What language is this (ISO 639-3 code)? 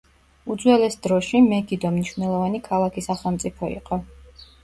kat